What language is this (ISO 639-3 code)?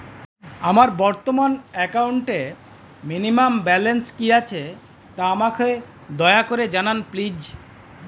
ben